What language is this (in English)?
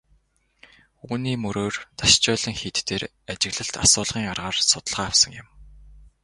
Mongolian